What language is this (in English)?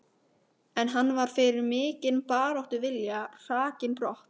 Icelandic